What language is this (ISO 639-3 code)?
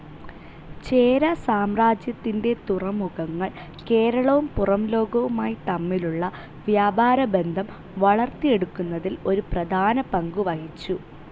mal